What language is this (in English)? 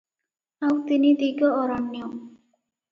Odia